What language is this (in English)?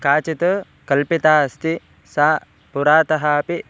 Sanskrit